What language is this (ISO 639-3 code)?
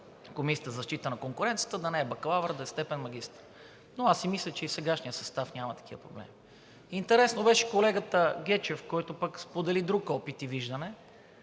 bul